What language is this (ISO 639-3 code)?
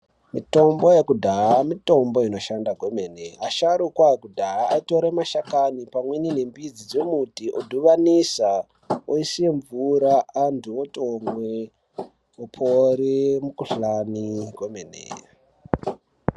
ndc